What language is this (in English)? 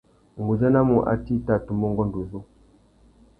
Tuki